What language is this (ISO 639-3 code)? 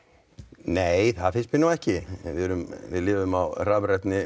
isl